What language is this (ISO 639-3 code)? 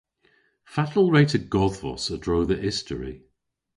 cor